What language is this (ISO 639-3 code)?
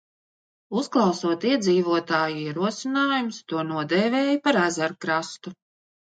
lav